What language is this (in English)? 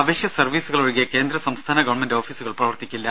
Malayalam